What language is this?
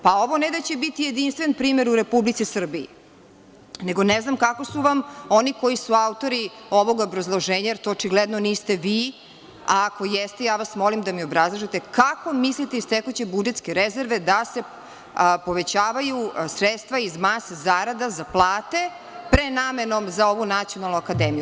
Serbian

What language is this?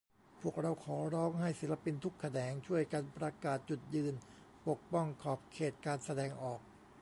Thai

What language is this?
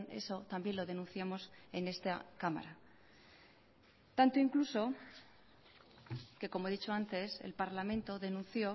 Spanish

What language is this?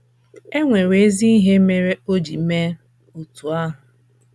Igbo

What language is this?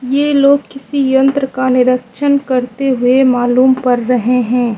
Hindi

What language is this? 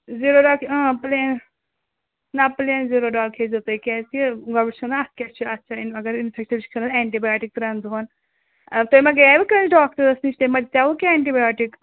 Kashmiri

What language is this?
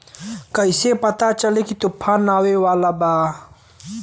Bhojpuri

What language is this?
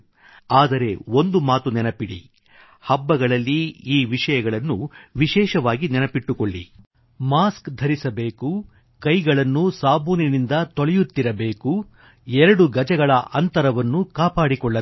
Kannada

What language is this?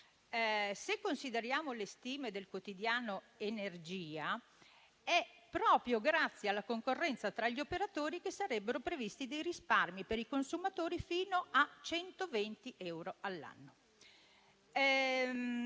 Italian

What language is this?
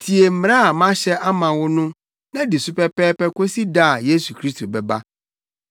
Akan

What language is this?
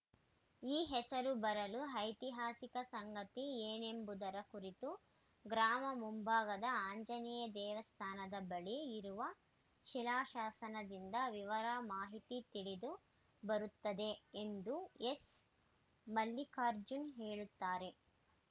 Kannada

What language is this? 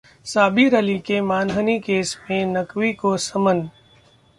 Hindi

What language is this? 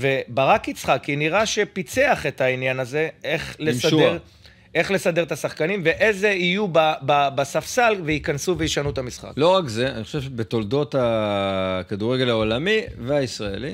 Hebrew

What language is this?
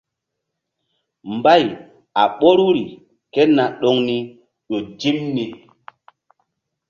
Mbum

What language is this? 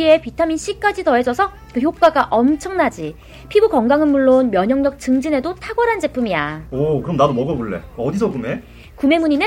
Korean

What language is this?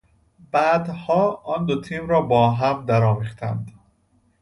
Persian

